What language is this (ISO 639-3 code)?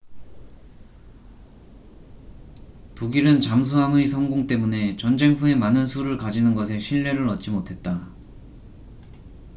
kor